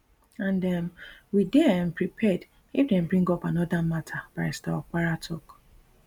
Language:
Nigerian Pidgin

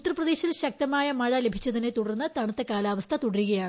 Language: Malayalam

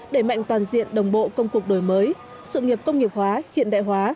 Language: Vietnamese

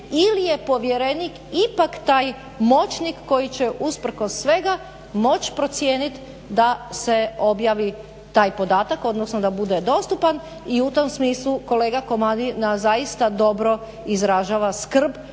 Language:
Croatian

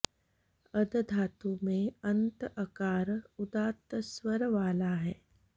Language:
Sanskrit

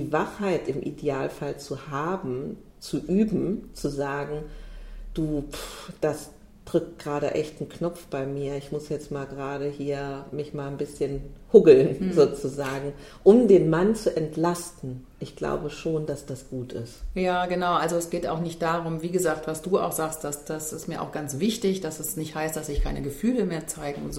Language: German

